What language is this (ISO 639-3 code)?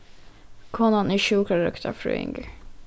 fao